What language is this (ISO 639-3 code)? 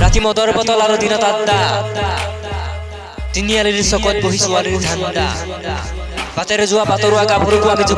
ind